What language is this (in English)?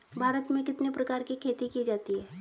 Hindi